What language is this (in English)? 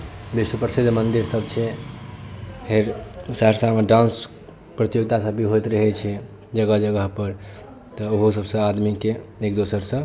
Maithili